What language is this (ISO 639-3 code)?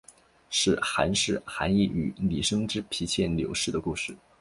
zho